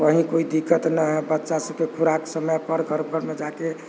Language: Maithili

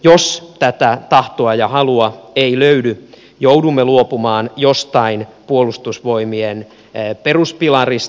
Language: Finnish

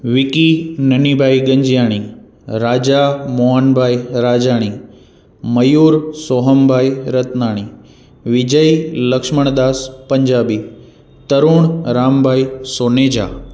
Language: Sindhi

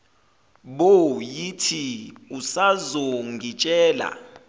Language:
Zulu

